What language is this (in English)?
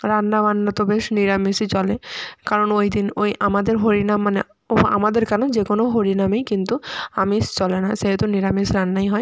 Bangla